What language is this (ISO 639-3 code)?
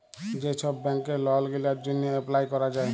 ben